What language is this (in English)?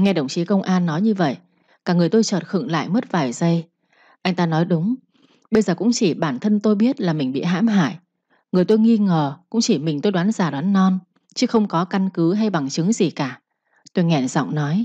Vietnamese